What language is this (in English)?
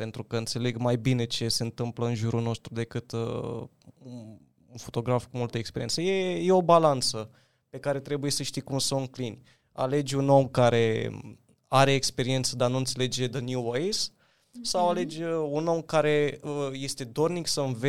Romanian